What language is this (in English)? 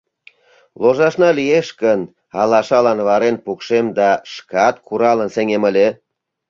Mari